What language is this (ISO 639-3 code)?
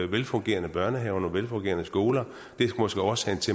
dan